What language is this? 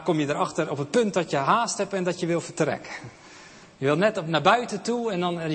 Dutch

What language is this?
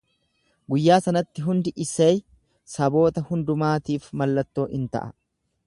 Oromo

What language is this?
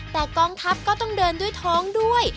Thai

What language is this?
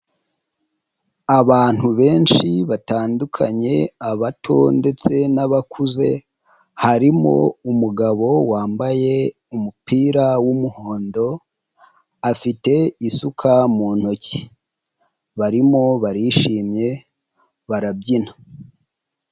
Kinyarwanda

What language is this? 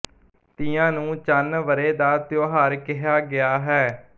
Punjabi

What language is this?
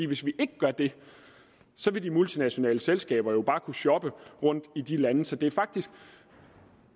Danish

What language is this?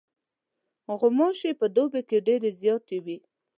Pashto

